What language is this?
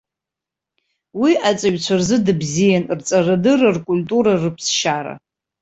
Abkhazian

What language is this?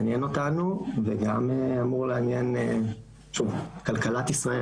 Hebrew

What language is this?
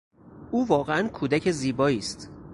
Persian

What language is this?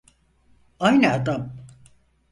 Turkish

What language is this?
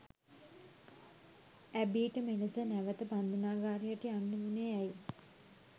Sinhala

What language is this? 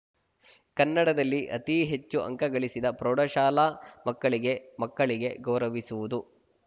Kannada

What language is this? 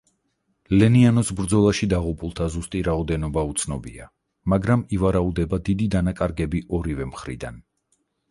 Georgian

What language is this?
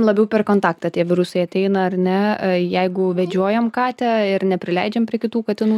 Lithuanian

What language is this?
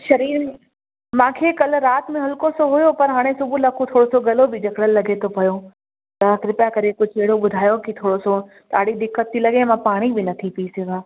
Sindhi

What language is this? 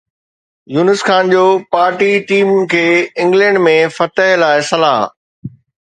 Sindhi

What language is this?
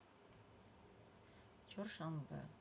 Russian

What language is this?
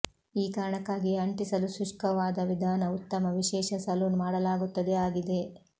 Kannada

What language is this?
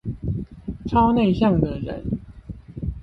Chinese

